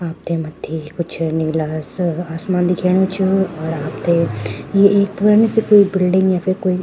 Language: Garhwali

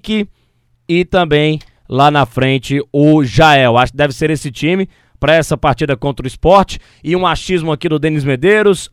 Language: Portuguese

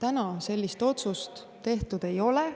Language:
Estonian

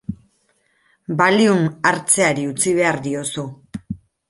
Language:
Basque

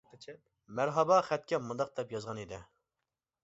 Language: Uyghur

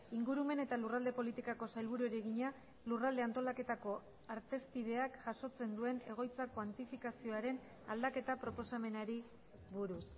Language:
Basque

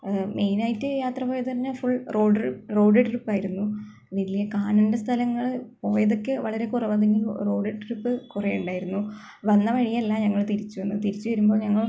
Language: Malayalam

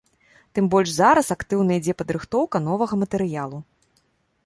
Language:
Belarusian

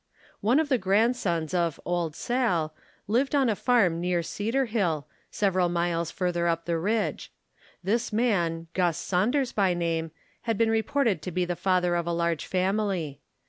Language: English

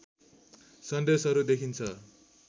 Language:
Nepali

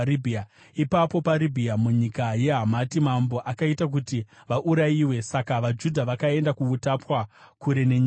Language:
Shona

